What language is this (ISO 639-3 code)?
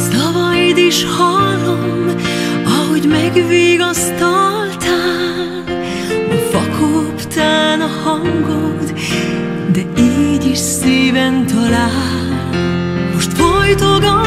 hun